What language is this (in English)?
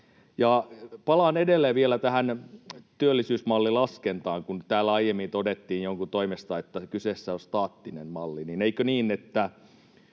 Finnish